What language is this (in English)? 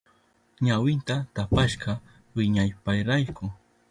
Southern Pastaza Quechua